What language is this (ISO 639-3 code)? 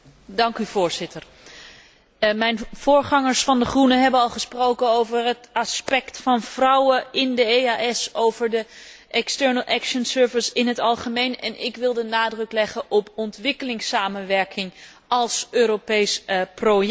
nld